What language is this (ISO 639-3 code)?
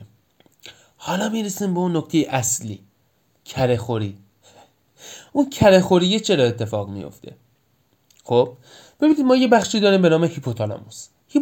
fas